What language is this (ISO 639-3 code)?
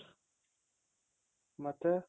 kan